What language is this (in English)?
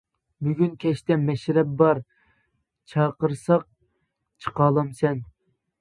Uyghur